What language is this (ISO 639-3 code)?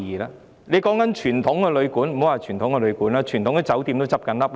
yue